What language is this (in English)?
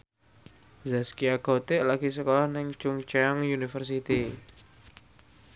Javanese